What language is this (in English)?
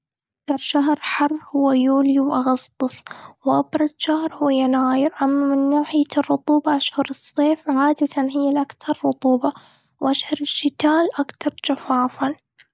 Gulf Arabic